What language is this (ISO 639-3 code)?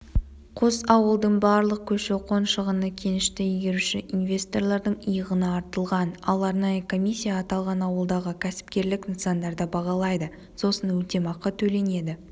kaz